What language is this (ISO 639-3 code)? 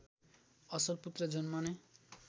nep